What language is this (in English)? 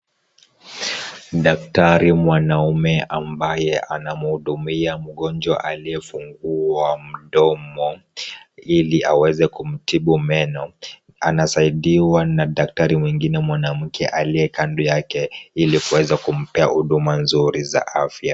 Swahili